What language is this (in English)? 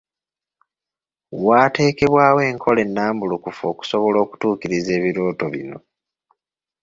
Ganda